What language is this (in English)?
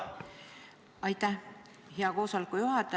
Estonian